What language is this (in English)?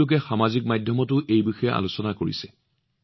Assamese